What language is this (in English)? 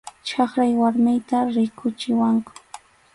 Arequipa-La Unión Quechua